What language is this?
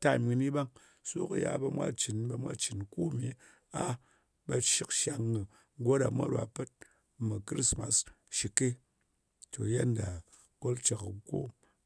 Ngas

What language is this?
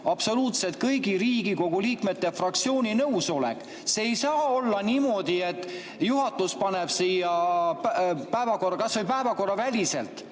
Estonian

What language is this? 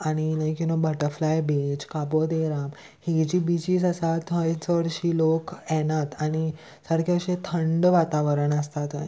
Konkani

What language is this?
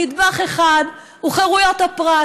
Hebrew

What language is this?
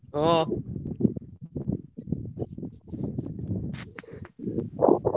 Odia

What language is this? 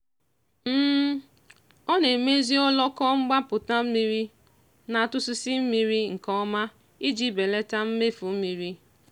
Igbo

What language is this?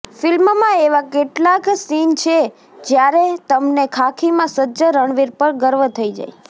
Gujarati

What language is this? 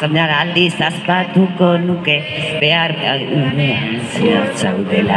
Thai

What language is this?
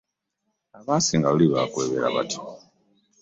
Ganda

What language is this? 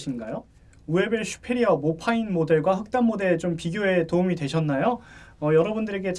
Korean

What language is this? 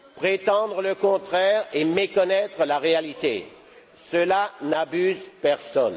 French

